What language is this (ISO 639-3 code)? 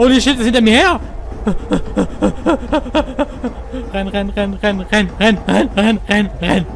deu